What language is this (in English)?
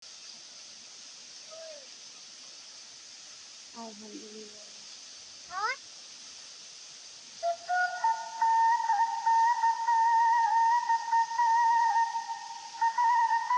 Indonesian